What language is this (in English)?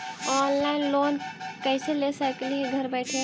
Magahi